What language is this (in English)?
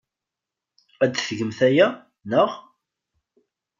Kabyle